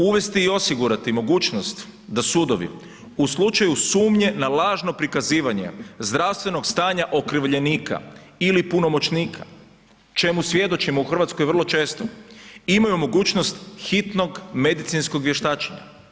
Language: Croatian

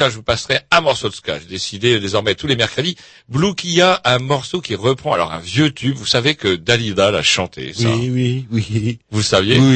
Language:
French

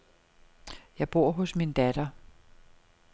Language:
Danish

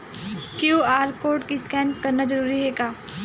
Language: Chhattisgarhi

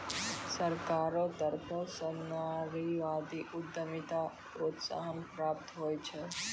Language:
Maithili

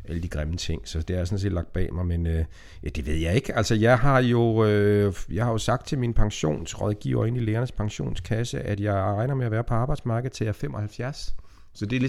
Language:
Danish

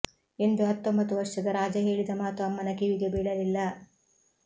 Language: Kannada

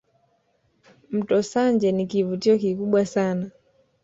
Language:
Swahili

